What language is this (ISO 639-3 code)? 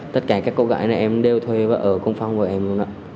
vie